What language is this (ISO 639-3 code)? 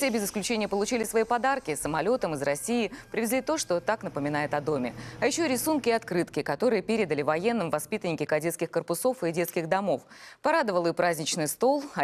rus